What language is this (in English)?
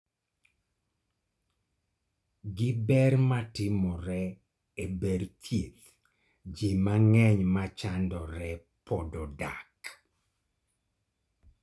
Luo (Kenya and Tanzania)